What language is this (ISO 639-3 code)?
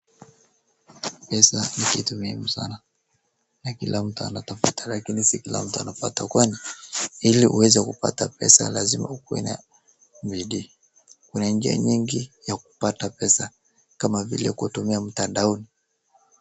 swa